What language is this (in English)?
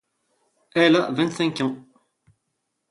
French